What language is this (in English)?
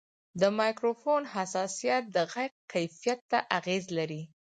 Pashto